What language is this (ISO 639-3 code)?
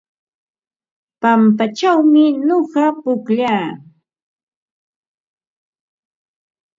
qva